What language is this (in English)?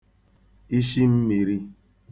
Igbo